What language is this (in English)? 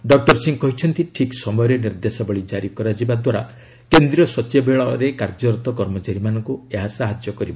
Odia